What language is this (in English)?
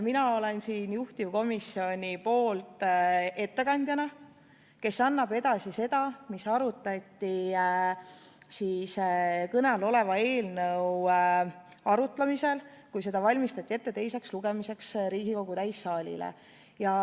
Estonian